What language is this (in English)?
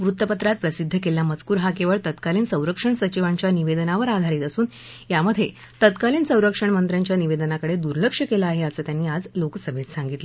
Marathi